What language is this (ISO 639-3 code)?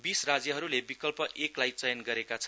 nep